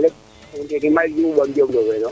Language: Serer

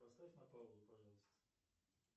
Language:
Russian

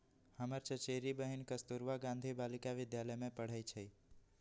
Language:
Magahi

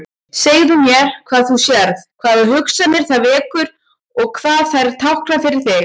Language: Icelandic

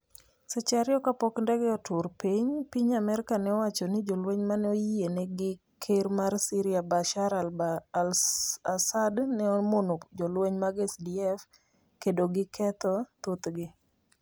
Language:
Luo (Kenya and Tanzania)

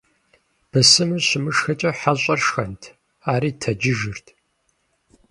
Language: Kabardian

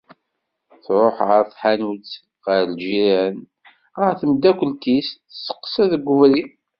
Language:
Kabyle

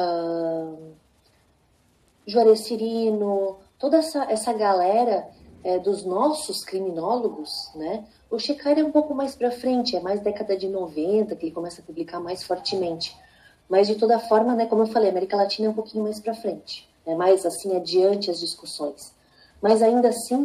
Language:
Portuguese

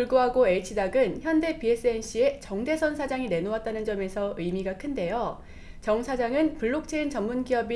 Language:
Korean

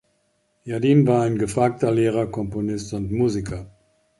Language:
German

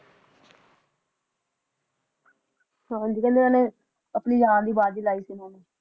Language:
Punjabi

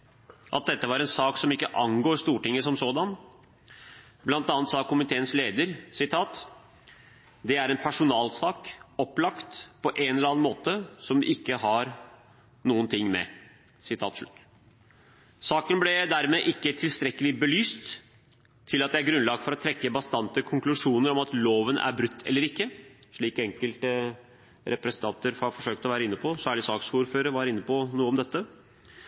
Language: Norwegian Bokmål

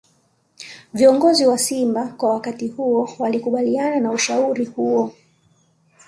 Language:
Swahili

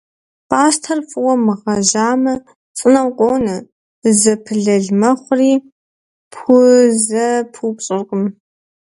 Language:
Kabardian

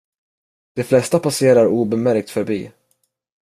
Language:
Swedish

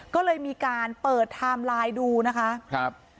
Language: Thai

